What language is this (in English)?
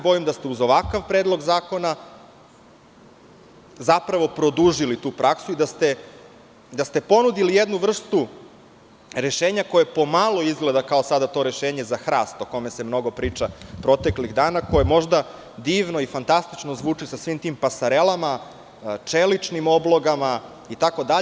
Serbian